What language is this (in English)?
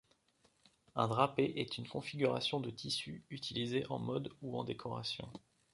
French